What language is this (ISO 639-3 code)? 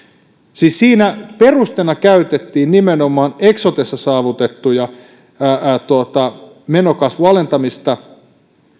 fin